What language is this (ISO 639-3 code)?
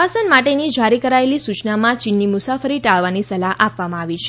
guj